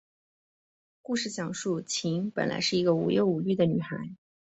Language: Chinese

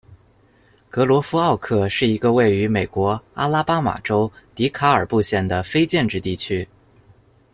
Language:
Chinese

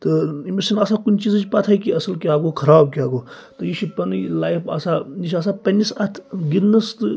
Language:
Kashmiri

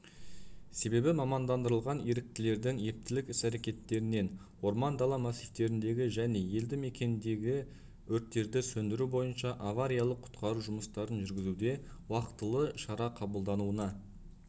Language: Kazakh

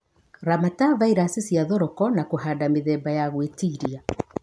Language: Kikuyu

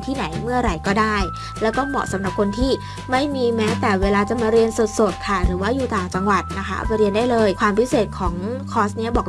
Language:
Thai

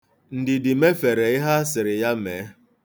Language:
Igbo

